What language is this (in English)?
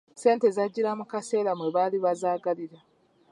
Ganda